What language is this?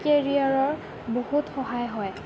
Assamese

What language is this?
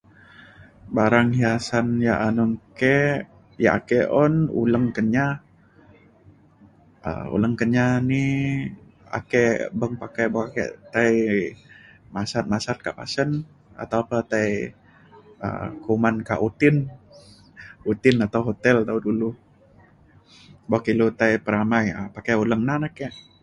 Mainstream Kenyah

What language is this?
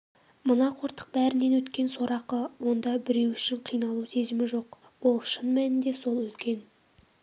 Kazakh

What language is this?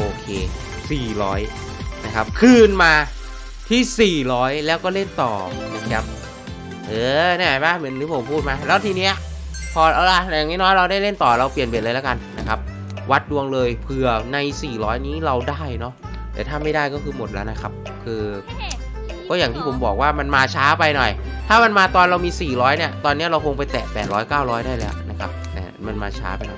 Thai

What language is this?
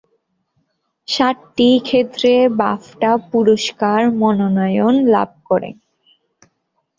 Bangla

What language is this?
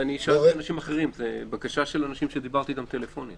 Hebrew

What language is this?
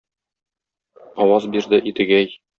Tatar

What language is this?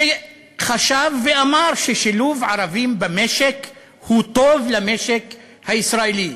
Hebrew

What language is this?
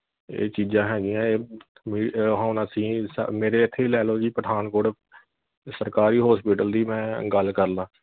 Punjabi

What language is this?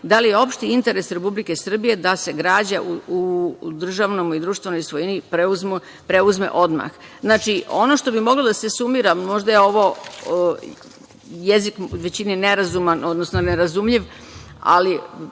Serbian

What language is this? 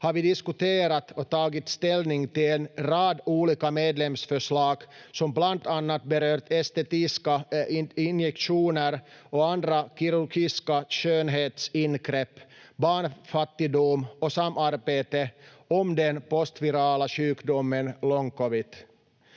Finnish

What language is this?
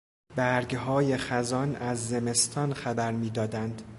Persian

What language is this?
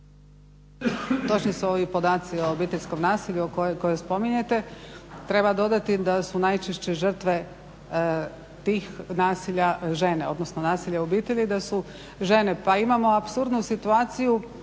Croatian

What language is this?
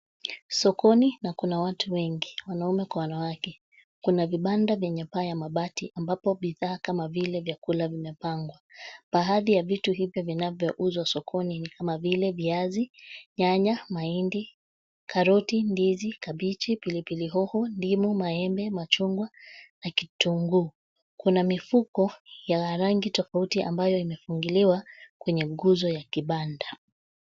Swahili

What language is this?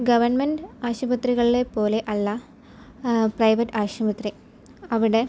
Malayalam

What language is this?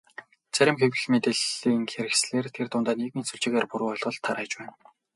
Mongolian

